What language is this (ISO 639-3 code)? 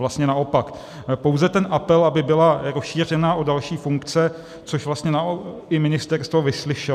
ces